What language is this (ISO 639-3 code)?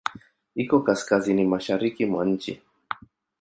swa